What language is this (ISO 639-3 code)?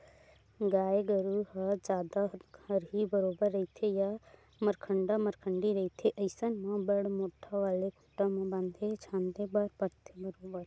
hne